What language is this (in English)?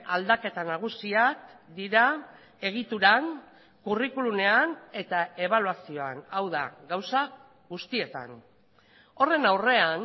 Basque